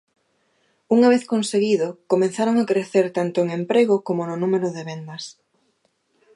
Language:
Galician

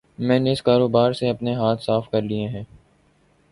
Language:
Urdu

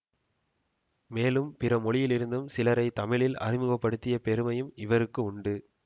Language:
Tamil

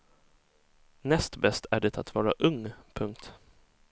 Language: Swedish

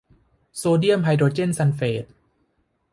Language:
Thai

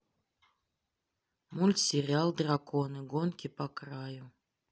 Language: Russian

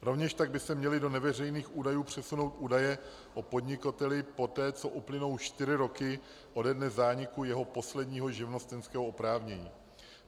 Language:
Czech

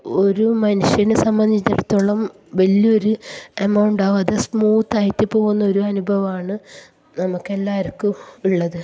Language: Malayalam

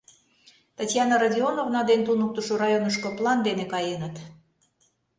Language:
Mari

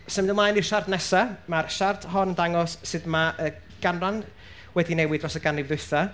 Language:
Welsh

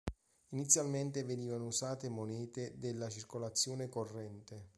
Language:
Italian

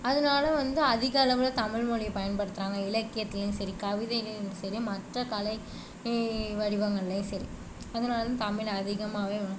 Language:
Tamil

